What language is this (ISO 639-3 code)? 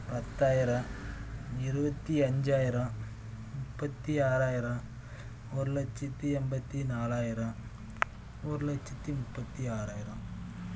tam